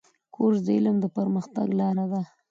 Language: Pashto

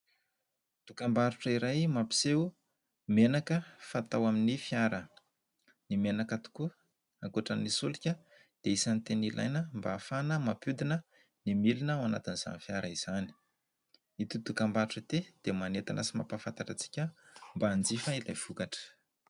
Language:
Malagasy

